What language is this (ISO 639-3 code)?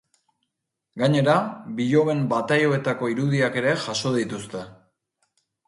eus